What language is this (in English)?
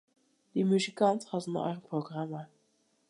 Western Frisian